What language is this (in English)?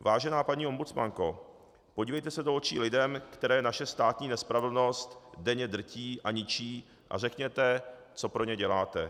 Czech